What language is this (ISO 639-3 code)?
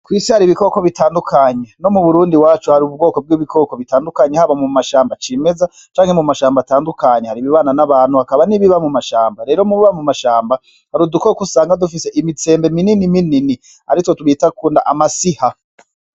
run